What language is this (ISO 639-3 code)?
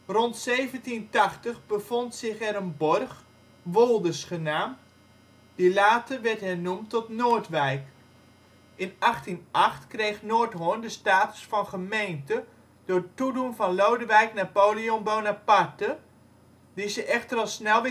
nld